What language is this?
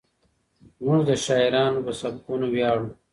Pashto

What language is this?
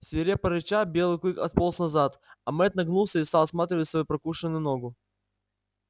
Russian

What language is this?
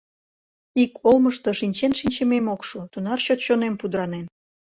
Mari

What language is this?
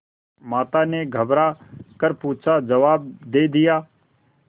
Hindi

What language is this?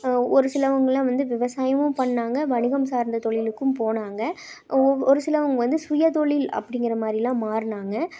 Tamil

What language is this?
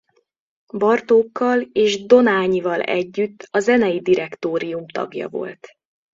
Hungarian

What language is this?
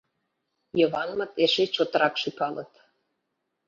Mari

